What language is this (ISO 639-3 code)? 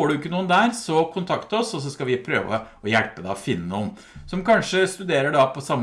nor